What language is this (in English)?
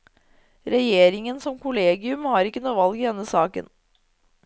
Norwegian